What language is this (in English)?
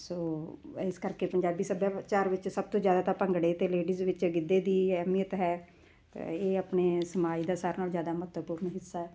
Punjabi